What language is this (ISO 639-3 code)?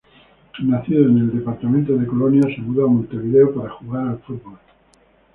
spa